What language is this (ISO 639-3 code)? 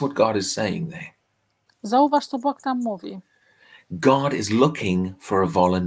pol